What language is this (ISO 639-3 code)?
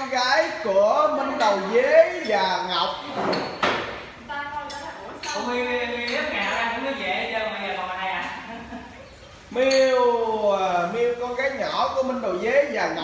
vie